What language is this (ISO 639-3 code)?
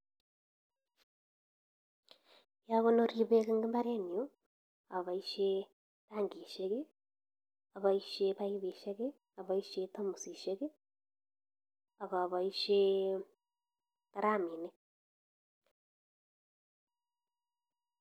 kln